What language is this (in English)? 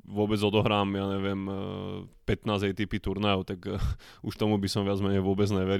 Slovak